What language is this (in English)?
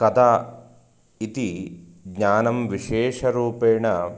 Sanskrit